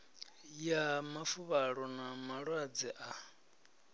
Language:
Venda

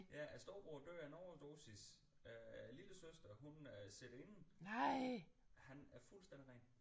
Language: Danish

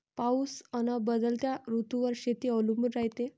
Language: Marathi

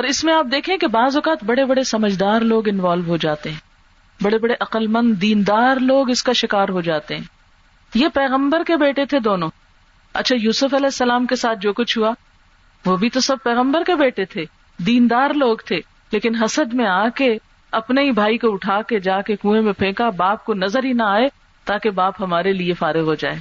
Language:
Urdu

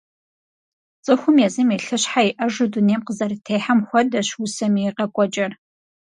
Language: Kabardian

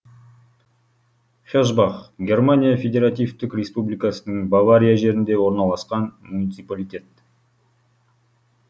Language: Kazakh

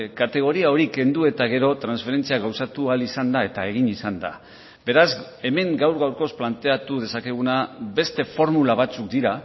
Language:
Basque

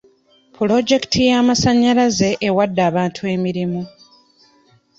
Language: Ganda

